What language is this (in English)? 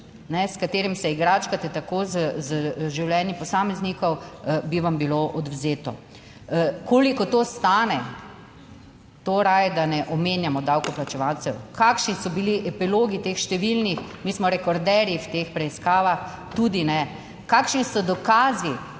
Slovenian